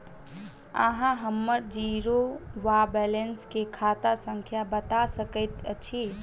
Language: Maithili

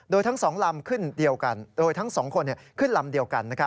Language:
Thai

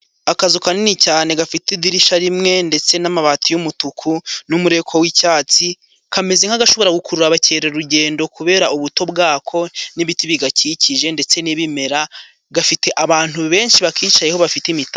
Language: Kinyarwanda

